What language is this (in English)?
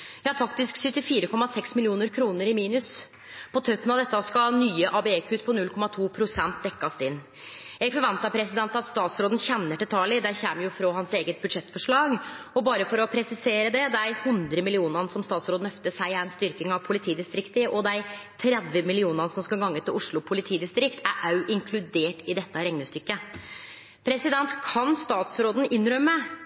Norwegian Nynorsk